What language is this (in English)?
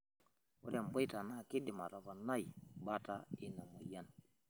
Masai